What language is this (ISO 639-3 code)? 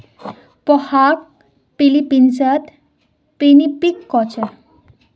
mag